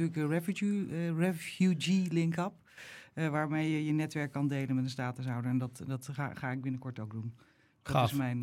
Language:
Dutch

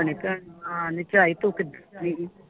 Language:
Punjabi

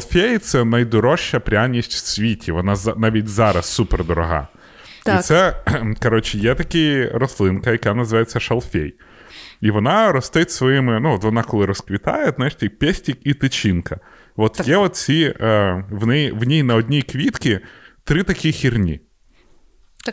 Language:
Ukrainian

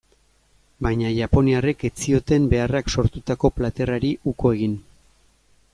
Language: Basque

